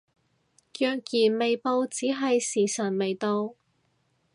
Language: Cantonese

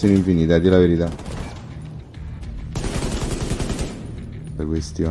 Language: Italian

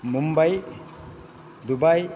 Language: Sanskrit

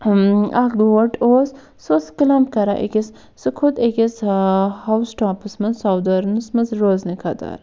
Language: Kashmiri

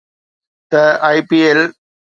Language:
Sindhi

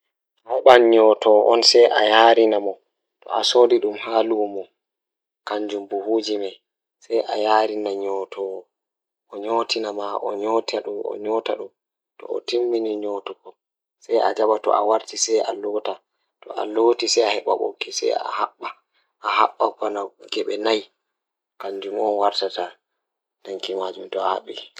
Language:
Fula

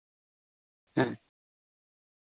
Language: Santali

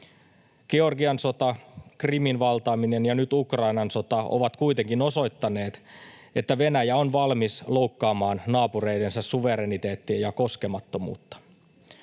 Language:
Finnish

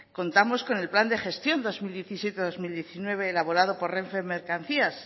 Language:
Spanish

